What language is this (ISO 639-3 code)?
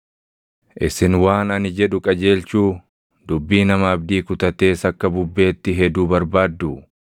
orm